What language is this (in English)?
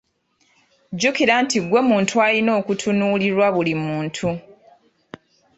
Ganda